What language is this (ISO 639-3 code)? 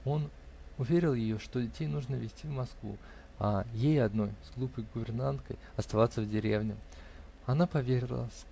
rus